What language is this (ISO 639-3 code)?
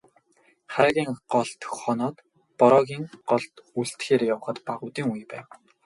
mon